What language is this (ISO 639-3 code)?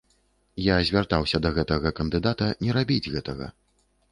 bel